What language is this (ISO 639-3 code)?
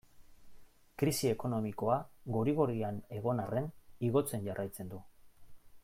eus